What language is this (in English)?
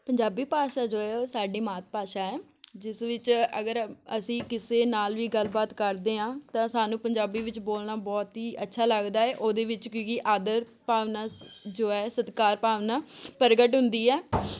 Punjabi